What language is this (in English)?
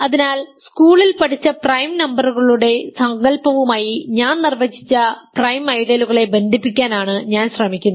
Malayalam